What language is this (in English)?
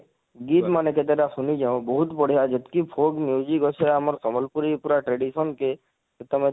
Odia